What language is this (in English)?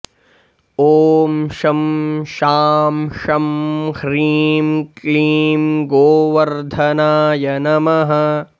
Sanskrit